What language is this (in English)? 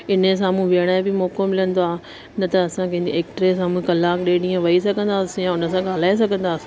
Sindhi